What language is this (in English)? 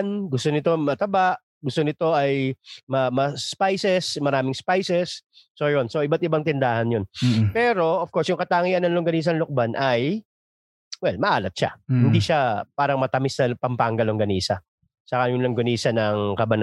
Filipino